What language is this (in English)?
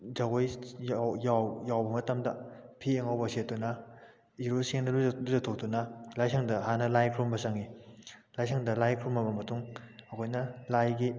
Manipuri